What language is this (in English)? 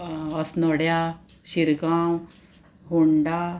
Konkani